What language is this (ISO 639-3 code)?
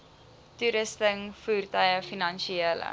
afr